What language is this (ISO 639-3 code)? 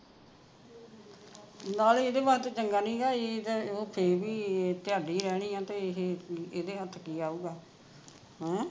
pan